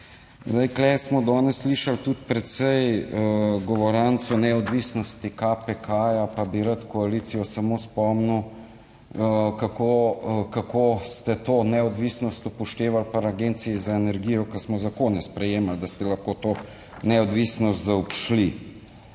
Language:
Slovenian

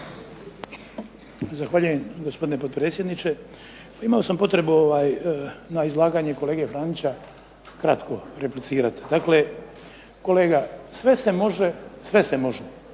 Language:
Croatian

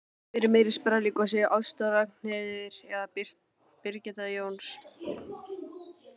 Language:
Icelandic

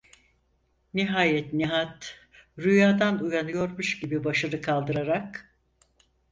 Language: Turkish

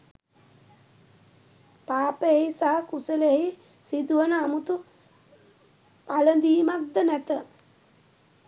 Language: Sinhala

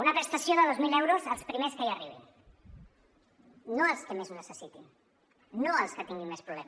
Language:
Catalan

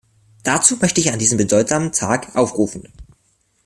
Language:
German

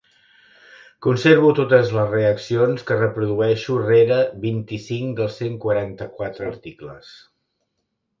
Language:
Catalan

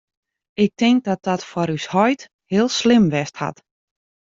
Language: Western Frisian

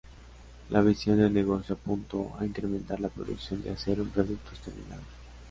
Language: Spanish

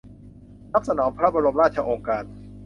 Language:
Thai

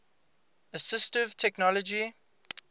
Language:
English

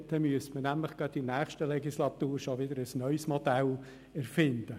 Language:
Swiss German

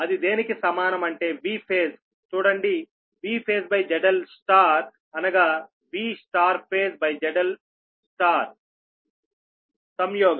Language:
Telugu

